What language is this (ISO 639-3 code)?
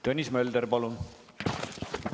est